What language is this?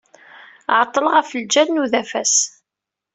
Kabyle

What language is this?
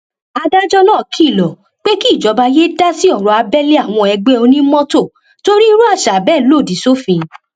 Yoruba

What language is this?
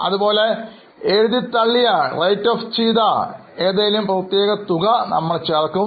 Malayalam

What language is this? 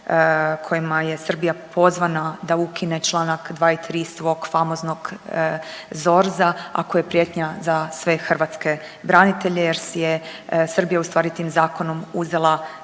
Croatian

